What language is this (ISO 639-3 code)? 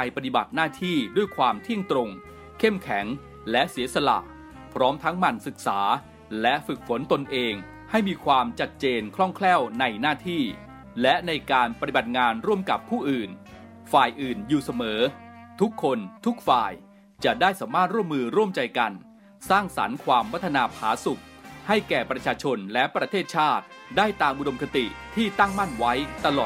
tha